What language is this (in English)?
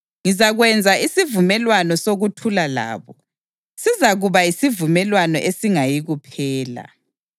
North Ndebele